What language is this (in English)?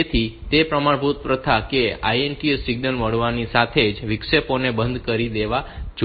Gujarati